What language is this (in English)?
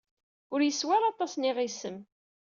Kabyle